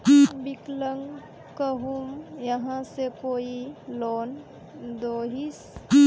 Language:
Magahi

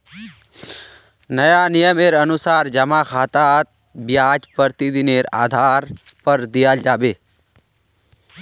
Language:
Magahi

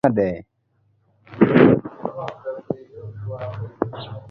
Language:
Luo (Kenya and Tanzania)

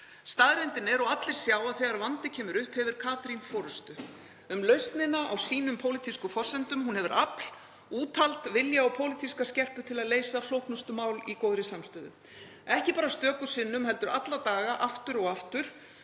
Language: Icelandic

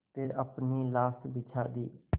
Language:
Hindi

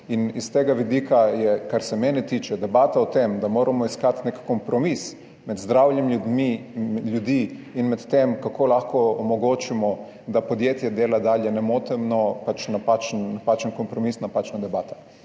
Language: Slovenian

